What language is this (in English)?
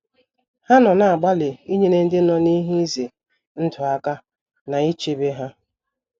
Igbo